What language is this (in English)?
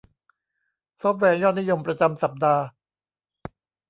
Thai